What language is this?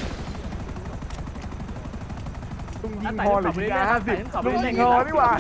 Thai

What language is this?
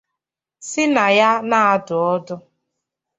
Igbo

